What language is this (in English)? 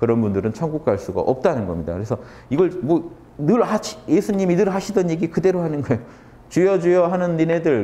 Korean